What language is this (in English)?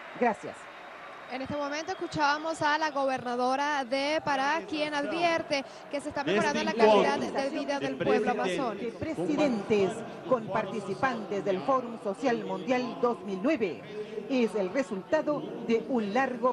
Spanish